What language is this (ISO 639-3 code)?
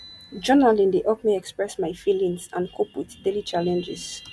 pcm